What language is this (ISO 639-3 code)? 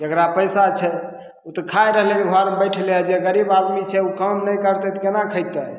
mai